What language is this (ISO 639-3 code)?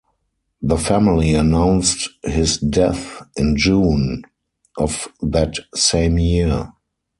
eng